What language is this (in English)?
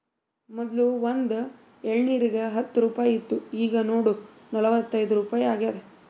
Kannada